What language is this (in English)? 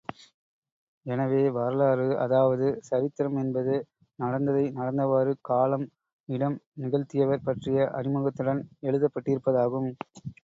Tamil